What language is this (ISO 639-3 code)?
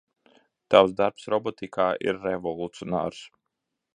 lav